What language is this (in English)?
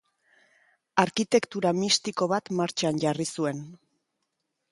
Basque